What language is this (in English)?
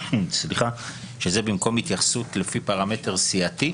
Hebrew